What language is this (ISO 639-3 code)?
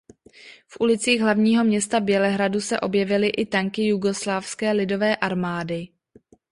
ces